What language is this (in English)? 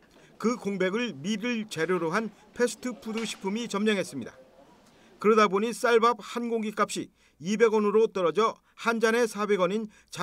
Korean